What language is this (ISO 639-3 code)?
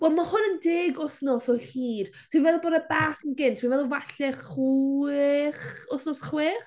cym